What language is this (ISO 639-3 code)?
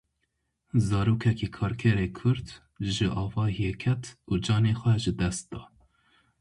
kur